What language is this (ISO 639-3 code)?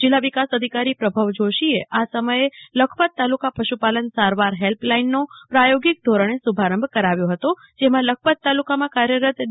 guj